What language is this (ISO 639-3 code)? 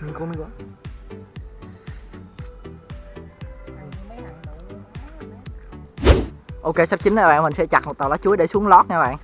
vie